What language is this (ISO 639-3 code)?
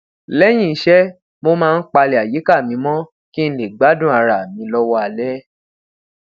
yor